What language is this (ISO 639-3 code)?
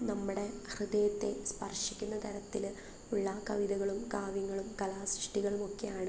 mal